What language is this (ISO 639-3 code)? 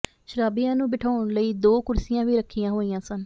pan